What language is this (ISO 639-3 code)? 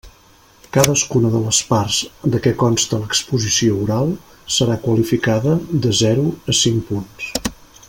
cat